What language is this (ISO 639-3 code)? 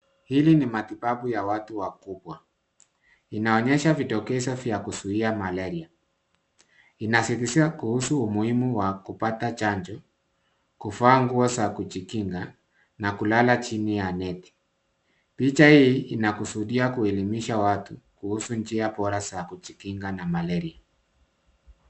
swa